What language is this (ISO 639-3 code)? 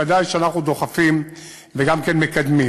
heb